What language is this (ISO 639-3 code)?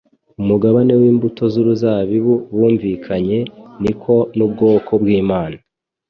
kin